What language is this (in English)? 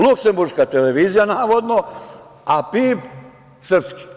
Serbian